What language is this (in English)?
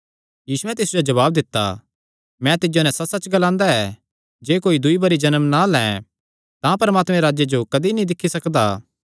Kangri